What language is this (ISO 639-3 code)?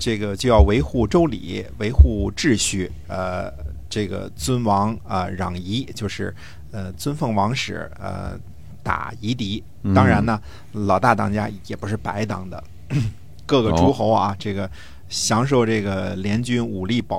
zho